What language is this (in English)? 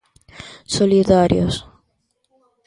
Galician